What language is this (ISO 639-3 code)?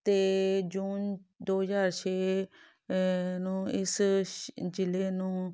pan